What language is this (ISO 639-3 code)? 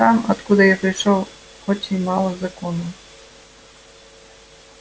rus